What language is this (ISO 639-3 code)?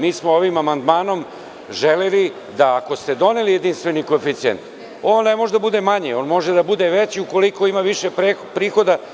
srp